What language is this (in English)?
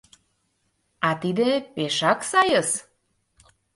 Mari